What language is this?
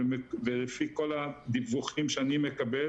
Hebrew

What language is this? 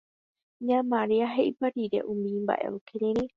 Guarani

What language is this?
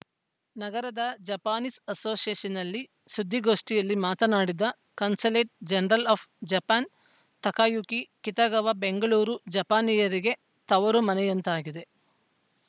Kannada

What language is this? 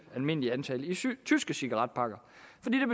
Danish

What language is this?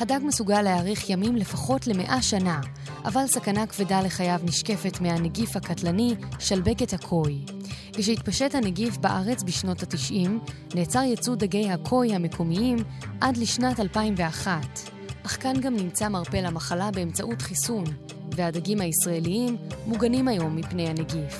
Hebrew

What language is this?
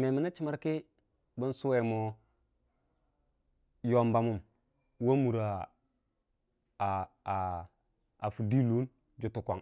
Dijim-Bwilim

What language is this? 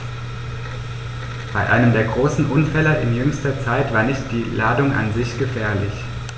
German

